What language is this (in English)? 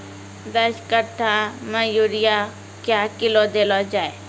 Maithili